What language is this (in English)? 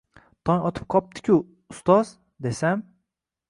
Uzbek